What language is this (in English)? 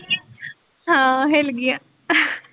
Punjabi